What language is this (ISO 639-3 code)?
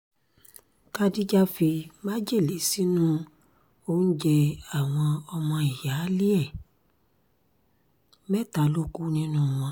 yor